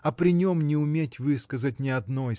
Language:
Russian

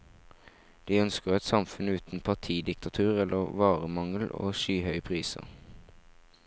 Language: Norwegian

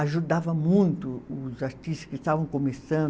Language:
Portuguese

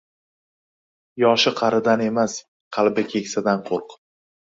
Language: Uzbek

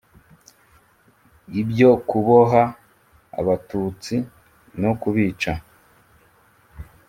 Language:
Kinyarwanda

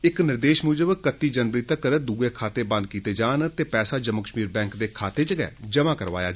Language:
Dogri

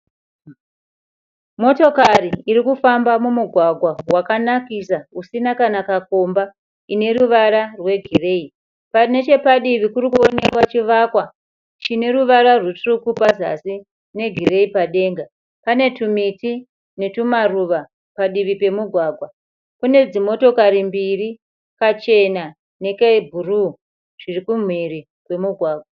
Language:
Shona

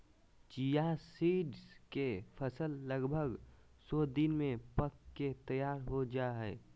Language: Magahi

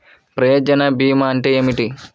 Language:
Telugu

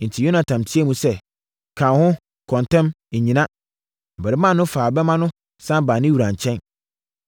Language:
Akan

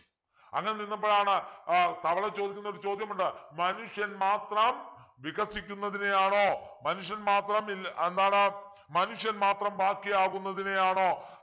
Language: Malayalam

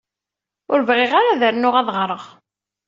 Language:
Kabyle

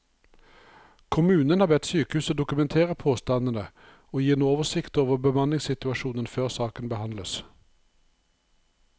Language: Norwegian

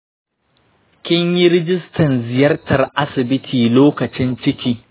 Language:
Hausa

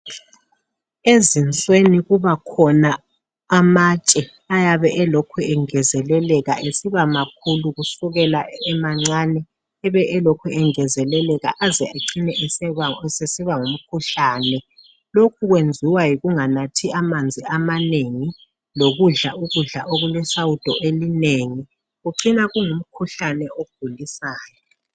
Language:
North Ndebele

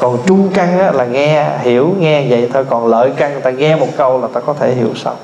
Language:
Vietnamese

